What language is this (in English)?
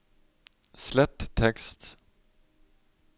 Norwegian